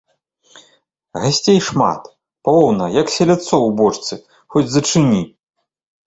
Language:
Belarusian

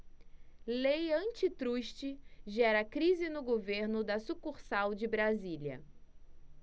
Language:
Portuguese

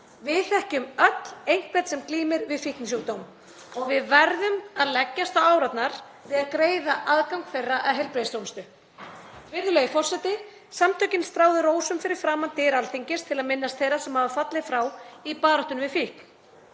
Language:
Icelandic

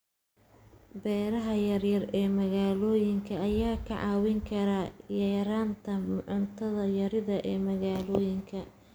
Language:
Somali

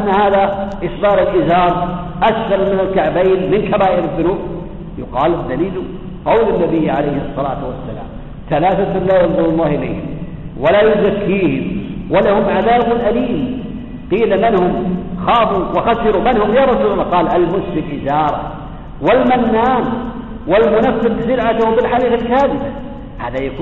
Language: Arabic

